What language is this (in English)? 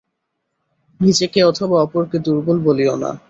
Bangla